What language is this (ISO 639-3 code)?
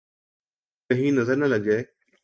urd